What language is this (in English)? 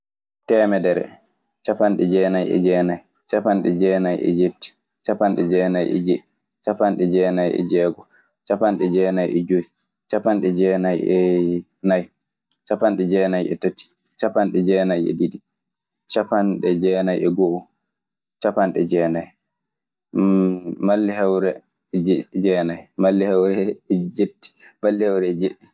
Maasina Fulfulde